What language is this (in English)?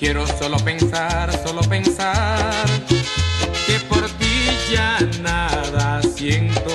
Spanish